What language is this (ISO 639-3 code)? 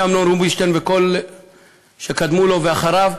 heb